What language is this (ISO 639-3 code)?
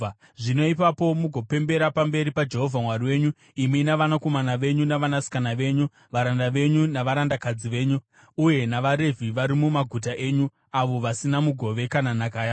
sna